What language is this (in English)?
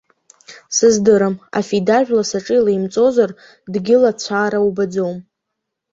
Abkhazian